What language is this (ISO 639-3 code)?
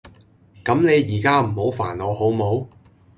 yue